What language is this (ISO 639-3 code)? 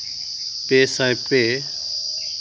sat